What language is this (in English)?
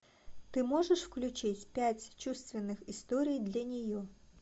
Russian